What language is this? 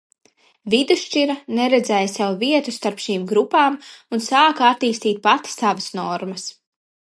Latvian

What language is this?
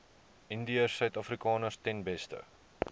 Afrikaans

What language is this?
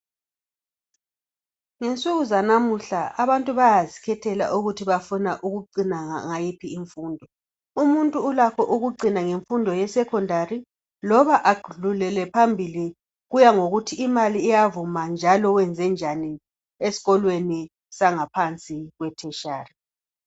North Ndebele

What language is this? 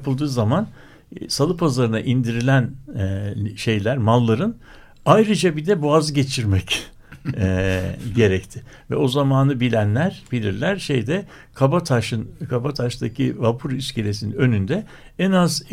Turkish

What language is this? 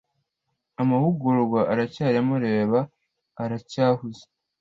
Kinyarwanda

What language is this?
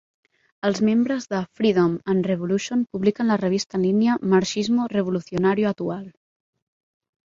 Catalan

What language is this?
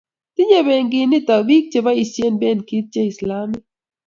Kalenjin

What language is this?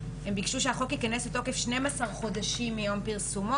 Hebrew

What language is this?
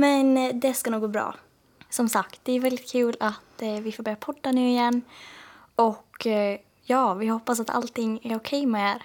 Swedish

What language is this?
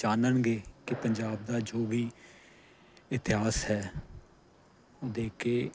Punjabi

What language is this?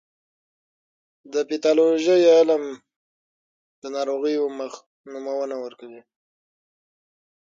Pashto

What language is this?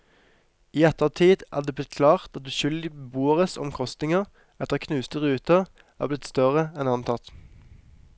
Norwegian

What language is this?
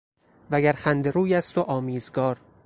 Persian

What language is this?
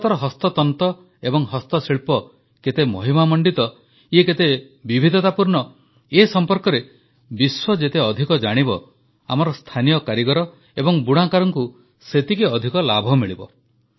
Odia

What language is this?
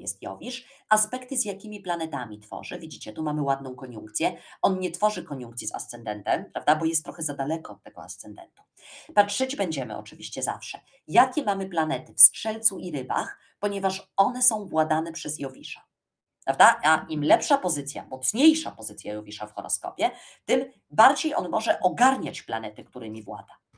Polish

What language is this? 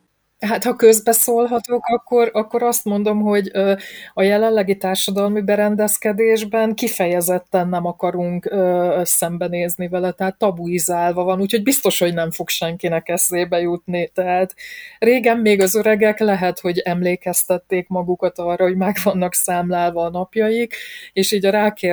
Hungarian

